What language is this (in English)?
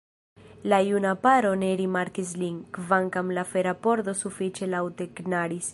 Esperanto